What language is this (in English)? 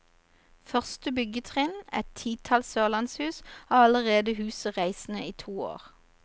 Norwegian